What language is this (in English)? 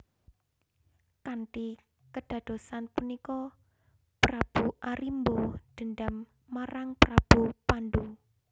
Javanese